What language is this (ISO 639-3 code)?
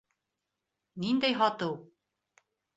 bak